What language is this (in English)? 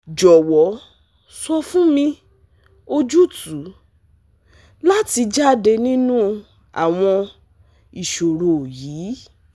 Yoruba